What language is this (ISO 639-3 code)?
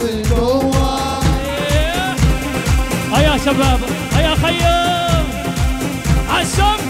ara